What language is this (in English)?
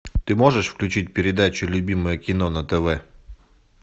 Russian